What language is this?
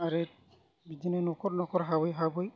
Bodo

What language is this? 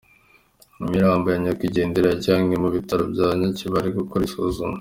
Kinyarwanda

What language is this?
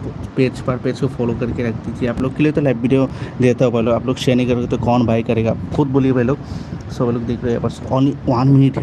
Hindi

